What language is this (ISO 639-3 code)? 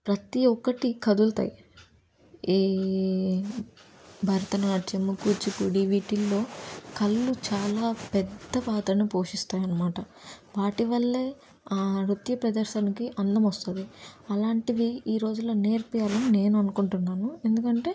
tel